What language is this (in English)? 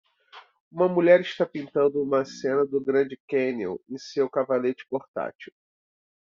Portuguese